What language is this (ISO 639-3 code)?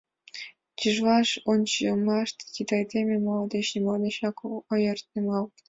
chm